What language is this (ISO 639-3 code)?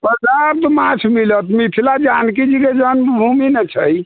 mai